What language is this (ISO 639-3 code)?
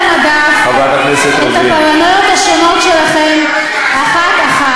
heb